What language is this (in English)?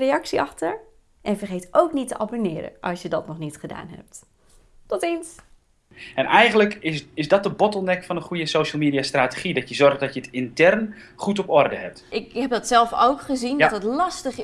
Dutch